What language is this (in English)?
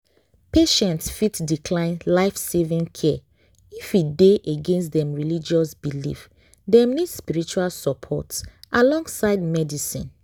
Nigerian Pidgin